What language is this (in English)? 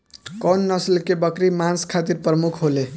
Bhojpuri